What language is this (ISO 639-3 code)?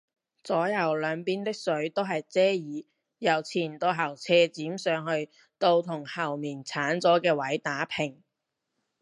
yue